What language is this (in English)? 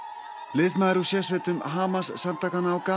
Icelandic